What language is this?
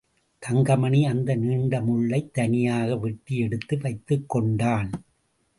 Tamil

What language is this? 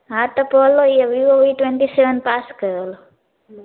Sindhi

